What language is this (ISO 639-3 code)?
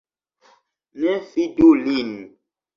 epo